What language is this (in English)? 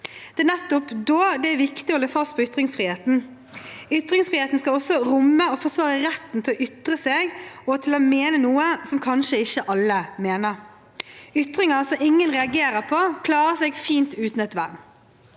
Norwegian